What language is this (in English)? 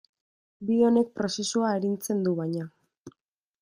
Basque